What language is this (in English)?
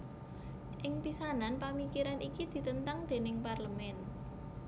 Javanese